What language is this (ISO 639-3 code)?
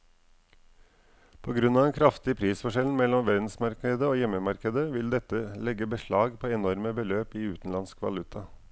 nor